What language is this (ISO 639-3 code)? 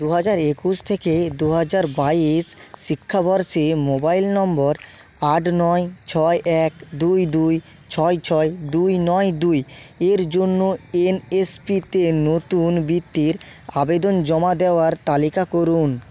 ben